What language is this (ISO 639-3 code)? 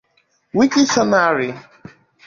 ibo